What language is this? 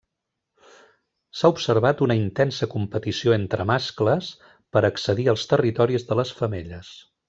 Catalan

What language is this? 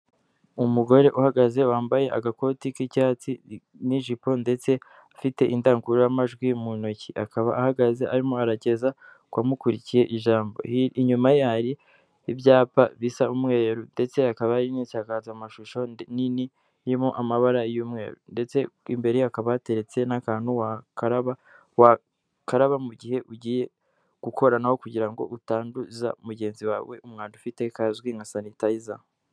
Kinyarwanda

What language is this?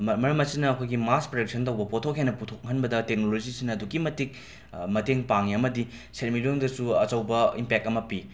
Manipuri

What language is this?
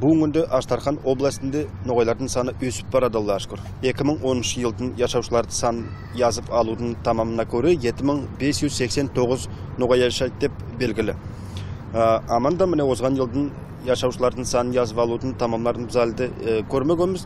Turkish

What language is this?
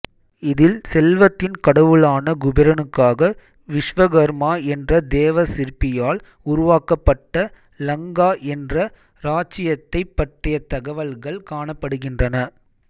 Tamil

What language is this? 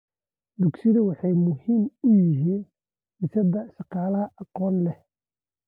Somali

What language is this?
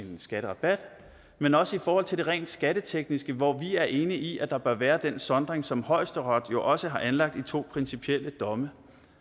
Danish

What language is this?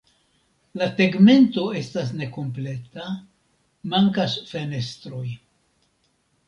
Esperanto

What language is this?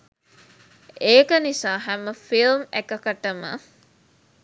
Sinhala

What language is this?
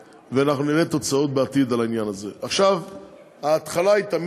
Hebrew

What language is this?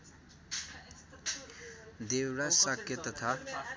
Nepali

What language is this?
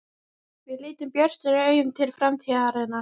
Icelandic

